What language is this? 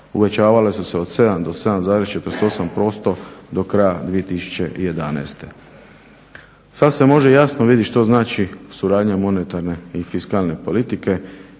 Croatian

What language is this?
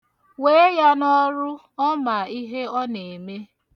Igbo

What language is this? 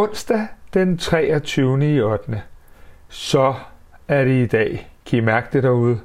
Danish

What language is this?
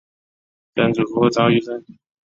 Chinese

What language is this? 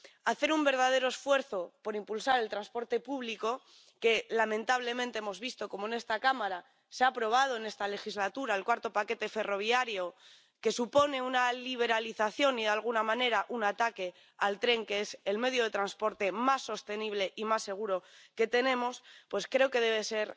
Spanish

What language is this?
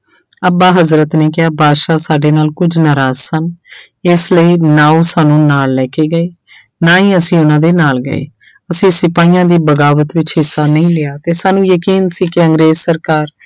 Punjabi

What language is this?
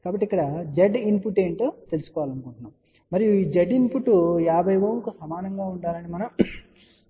Telugu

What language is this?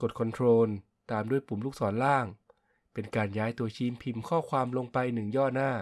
Thai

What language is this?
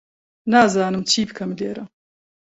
Central Kurdish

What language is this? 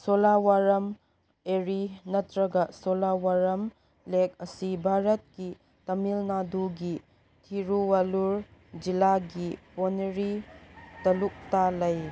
Manipuri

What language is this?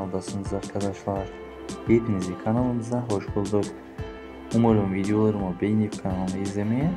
Turkish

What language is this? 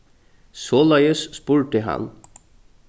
Faroese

